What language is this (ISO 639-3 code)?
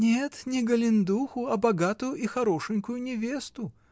rus